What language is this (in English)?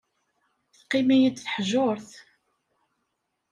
Kabyle